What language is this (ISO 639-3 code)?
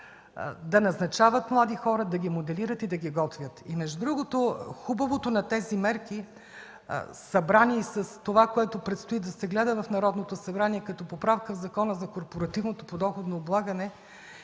bul